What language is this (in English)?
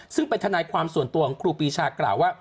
Thai